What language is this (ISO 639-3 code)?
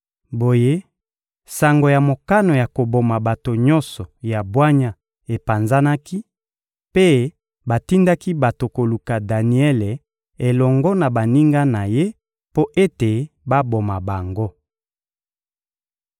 lin